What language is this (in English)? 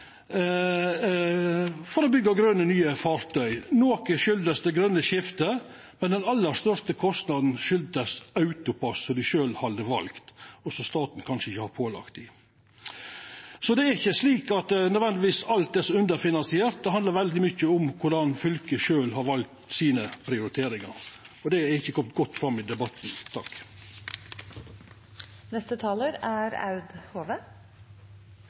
Norwegian Nynorsk